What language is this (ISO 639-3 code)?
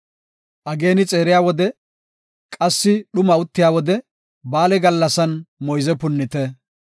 gof